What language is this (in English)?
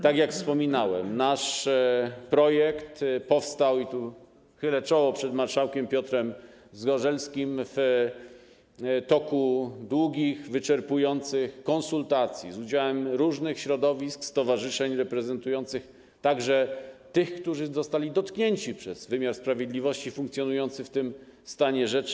Polish